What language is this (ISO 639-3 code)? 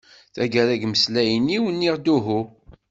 kab